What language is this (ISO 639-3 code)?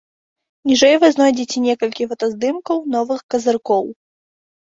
bel